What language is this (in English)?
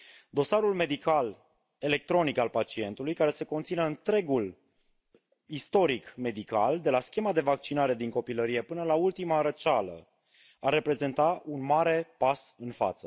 Romanian